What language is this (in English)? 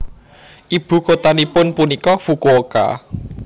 Javanese